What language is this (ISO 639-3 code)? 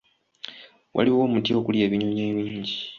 lug